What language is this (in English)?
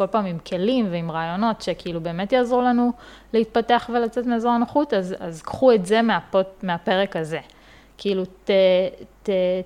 Hebrew